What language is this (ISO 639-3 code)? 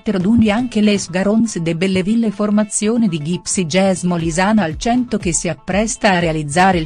ita